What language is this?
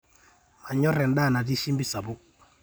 Masai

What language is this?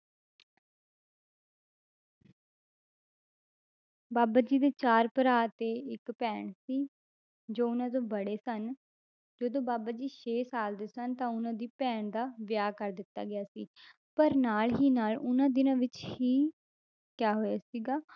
Punjabi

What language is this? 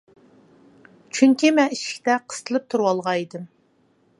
Uyghur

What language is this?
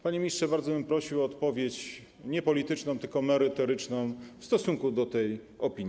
Polish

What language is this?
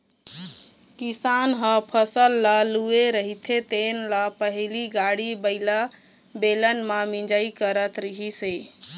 Chhattisgarhi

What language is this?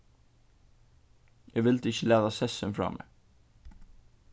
Faroese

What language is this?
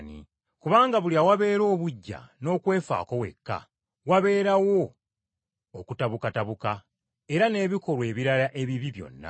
Ganda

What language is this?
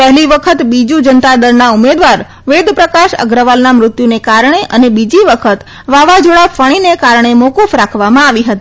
Gujarati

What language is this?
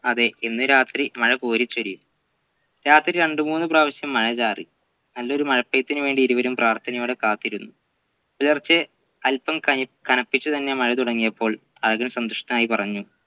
Malayalam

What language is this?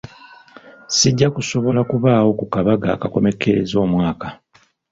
Ganda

